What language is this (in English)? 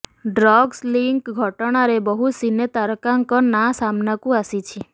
Odia